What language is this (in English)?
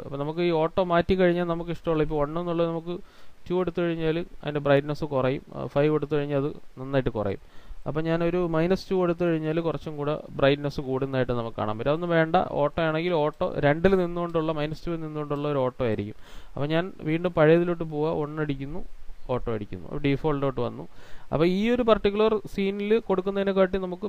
Hindi